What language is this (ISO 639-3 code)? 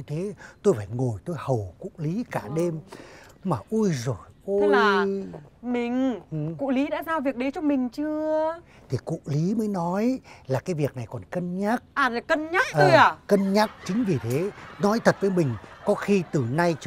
vie